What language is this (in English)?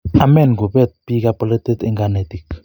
Kalenjin